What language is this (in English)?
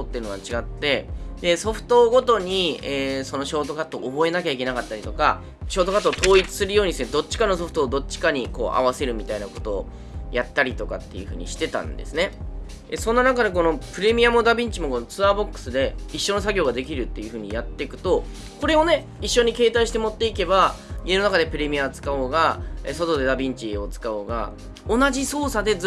Japanese